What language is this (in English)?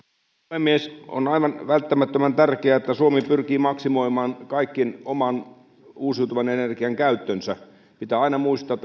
Finnish